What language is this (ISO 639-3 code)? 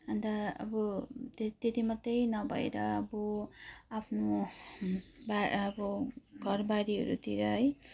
nep